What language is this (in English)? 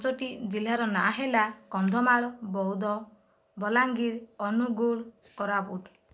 Odia